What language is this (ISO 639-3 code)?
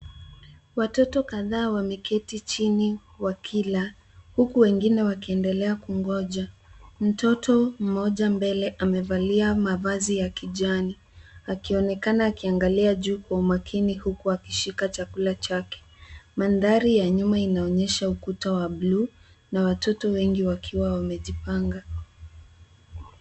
swa